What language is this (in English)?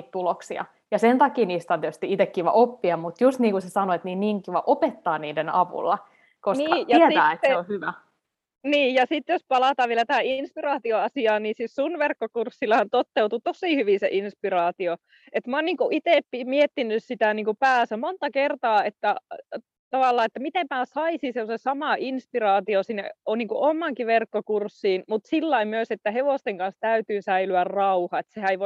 Finnish